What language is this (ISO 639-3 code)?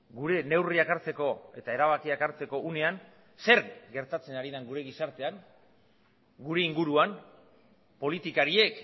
eus